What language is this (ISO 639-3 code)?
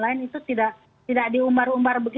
ind